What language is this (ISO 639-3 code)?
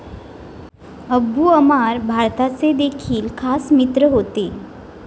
mar